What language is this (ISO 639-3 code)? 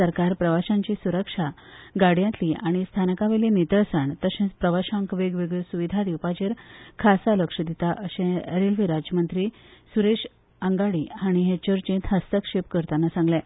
kok